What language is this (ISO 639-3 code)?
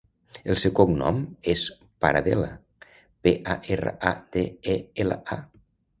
cat